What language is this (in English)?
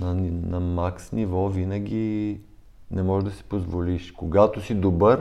Bulgarian